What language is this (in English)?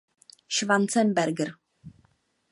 Czech